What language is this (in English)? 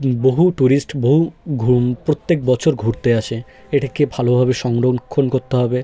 Bangla